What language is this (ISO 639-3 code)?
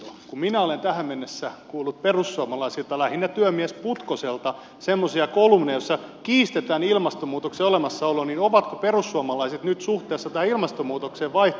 fin